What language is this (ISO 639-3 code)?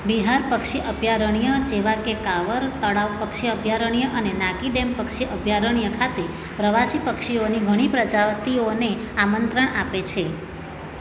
guj